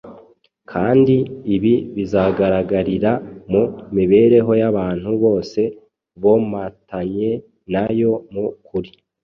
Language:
Kinyarwanda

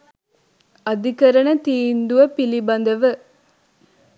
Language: Sinhala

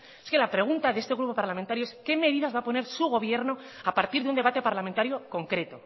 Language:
Spanish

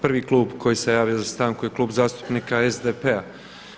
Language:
Croatian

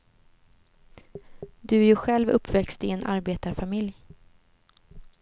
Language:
Swedish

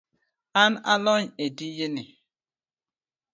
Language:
Luo (Kenya and Tanzania)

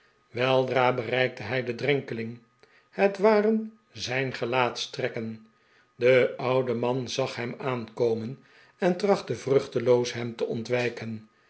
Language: Dutch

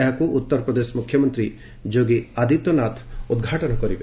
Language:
Odia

